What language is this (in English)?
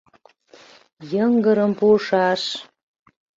Mari